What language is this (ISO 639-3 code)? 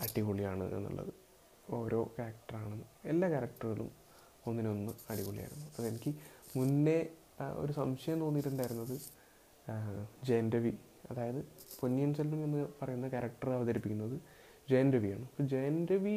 mal